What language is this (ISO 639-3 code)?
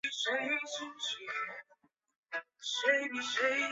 zho